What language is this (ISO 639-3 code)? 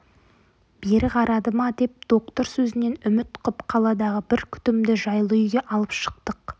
kaz